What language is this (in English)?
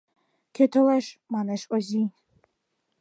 Mari